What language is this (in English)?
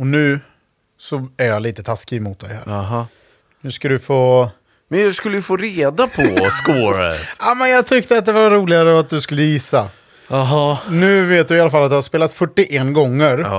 Swedish